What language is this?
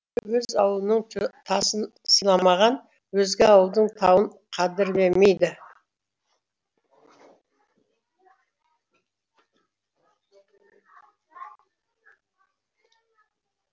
Kazakh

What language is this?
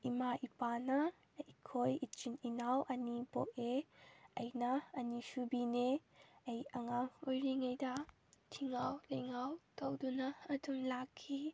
Manipuri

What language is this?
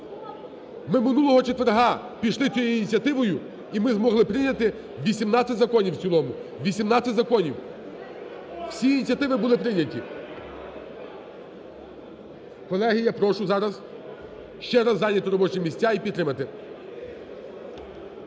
Ukrainian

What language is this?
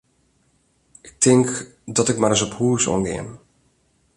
Western Frisian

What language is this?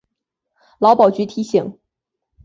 Chinese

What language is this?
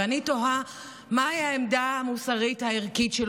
Hebrew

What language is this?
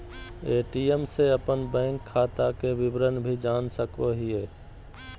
Magahi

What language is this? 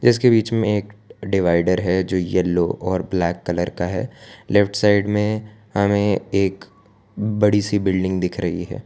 Hindi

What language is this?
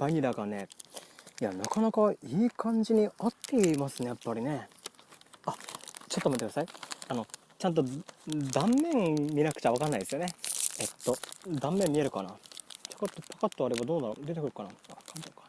Japanese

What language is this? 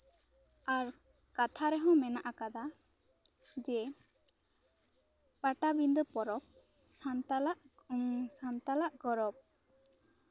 Santali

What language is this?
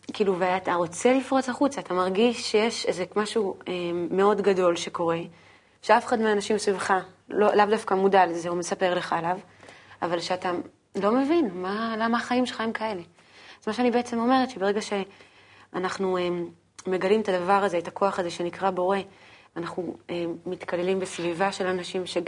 Hebrew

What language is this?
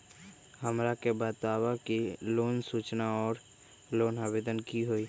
Magahi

